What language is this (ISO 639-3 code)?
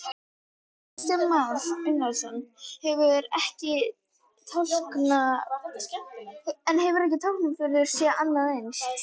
isl